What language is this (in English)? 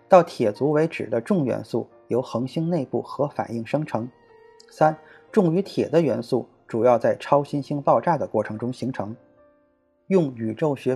Chinese